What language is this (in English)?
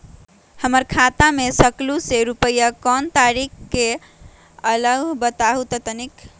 Magahi